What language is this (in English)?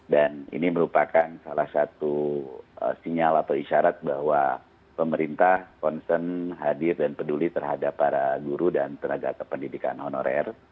Indonesian